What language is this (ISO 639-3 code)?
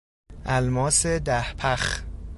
fas